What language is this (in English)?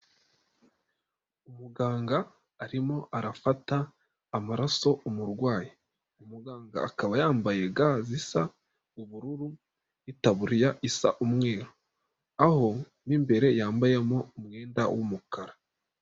Kinyarwanda